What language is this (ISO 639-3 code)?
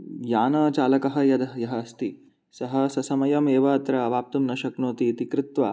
san